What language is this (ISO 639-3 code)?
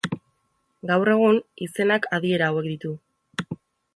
eus